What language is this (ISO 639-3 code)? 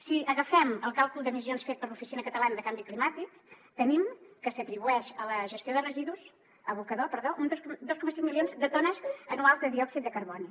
cat